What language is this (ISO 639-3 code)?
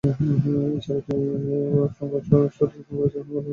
ben